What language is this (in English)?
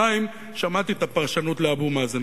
Hebrew